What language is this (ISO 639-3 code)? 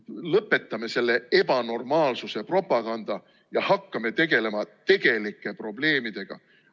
est